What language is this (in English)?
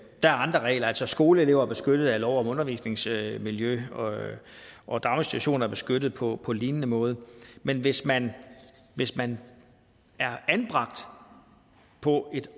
Danish